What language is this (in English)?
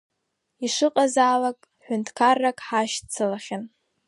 Abkhazian